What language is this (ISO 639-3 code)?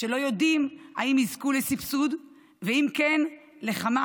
heb